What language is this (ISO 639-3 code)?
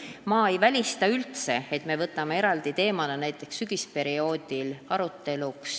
est